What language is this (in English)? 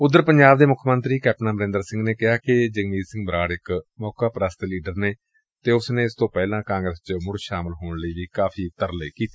Punjabi